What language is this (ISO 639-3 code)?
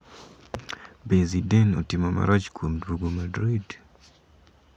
luo